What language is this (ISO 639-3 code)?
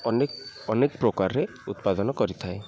ori